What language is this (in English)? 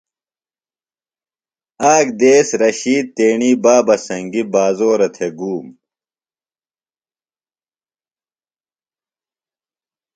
Phalura